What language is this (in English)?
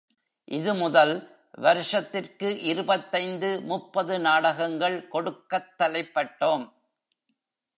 Tamil